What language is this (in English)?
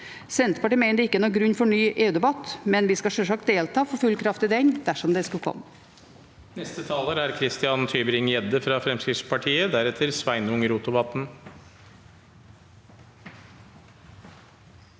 Norwegian